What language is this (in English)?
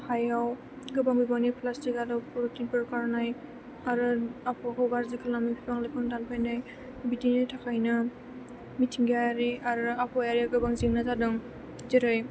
Bodo